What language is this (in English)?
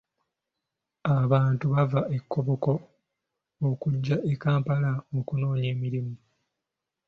Ganda